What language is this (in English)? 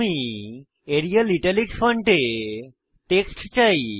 Bangla